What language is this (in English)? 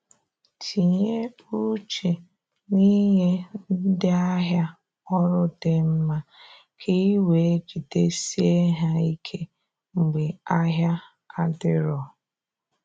Igbo